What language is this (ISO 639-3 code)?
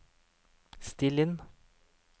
nor